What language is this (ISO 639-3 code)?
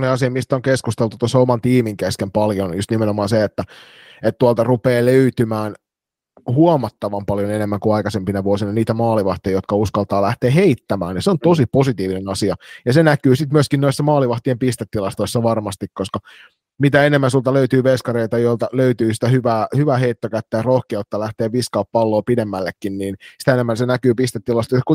fin